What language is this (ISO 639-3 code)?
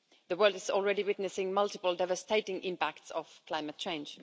eng